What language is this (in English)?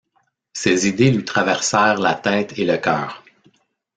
French